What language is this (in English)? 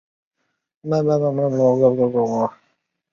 Chinese